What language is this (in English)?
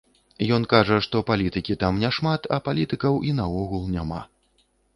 Belarusian